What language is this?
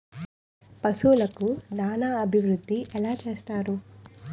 Telugu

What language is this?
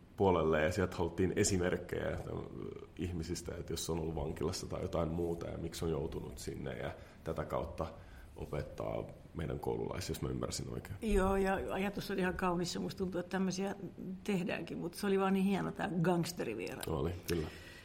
Finnish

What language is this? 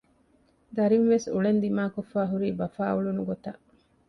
Divehi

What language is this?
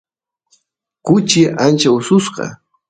Santiago del Estero Quichua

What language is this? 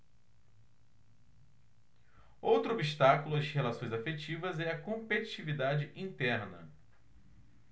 Portuguese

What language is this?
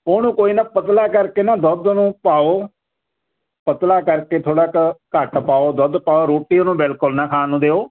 Punjabi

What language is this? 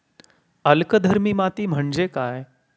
Marathi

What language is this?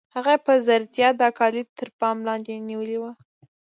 Pashto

